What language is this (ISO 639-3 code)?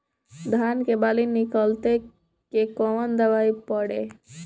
bho